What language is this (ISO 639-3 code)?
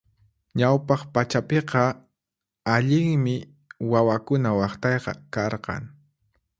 qxp